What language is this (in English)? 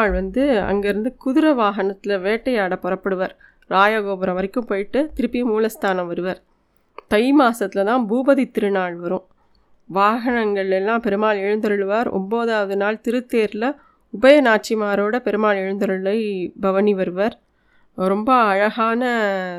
Tamil